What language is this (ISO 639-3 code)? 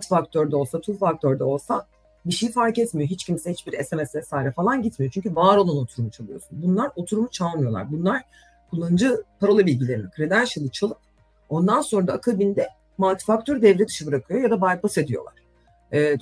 tur